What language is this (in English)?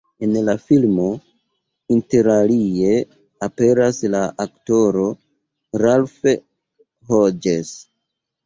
Esperanto